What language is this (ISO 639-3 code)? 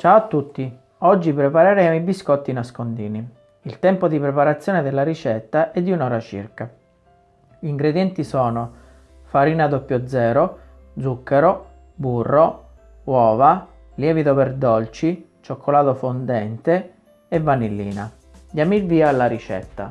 ita